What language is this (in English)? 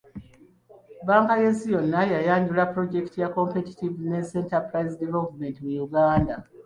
Ganda